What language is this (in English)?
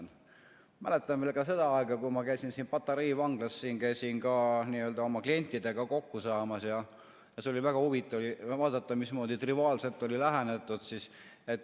Estonian